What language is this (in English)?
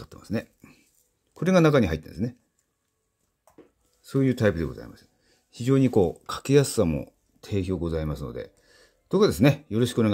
Japanese